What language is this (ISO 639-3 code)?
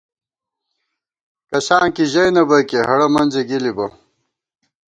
gwt